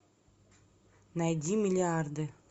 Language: Russian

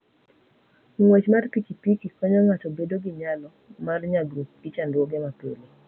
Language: Luo (Kenya and Tanzania)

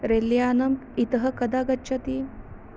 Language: Sanskrit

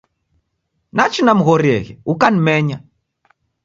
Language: Taita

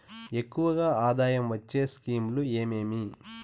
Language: Telugu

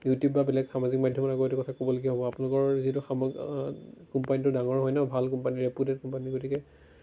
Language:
Assamese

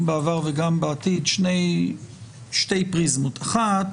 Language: Hebrew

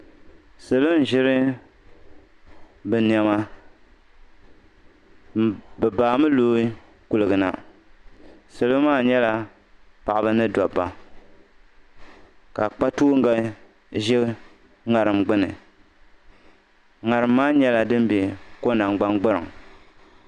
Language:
Dagbani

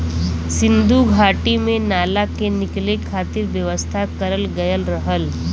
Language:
Bhojpuri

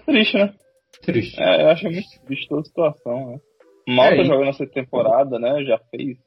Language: Portuguese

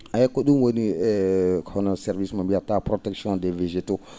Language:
Fula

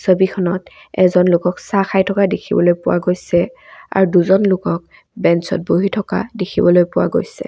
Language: Assamese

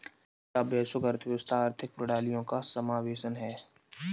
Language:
Hindi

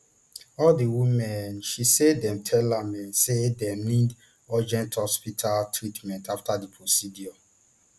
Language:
Nigerian Pidgin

